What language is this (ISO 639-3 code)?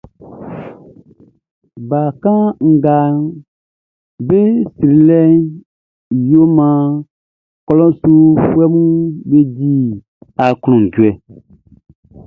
bci